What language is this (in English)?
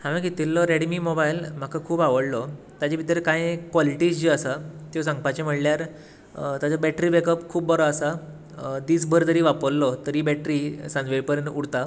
Konkani